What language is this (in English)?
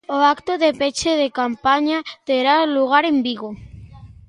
Galician